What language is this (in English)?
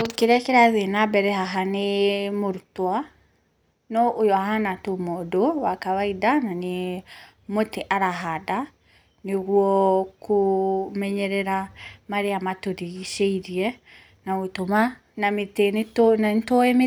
Kikuyu